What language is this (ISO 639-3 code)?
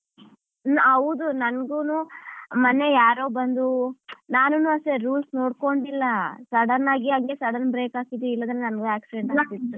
kan